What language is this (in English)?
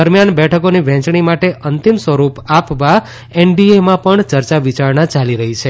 Gujarati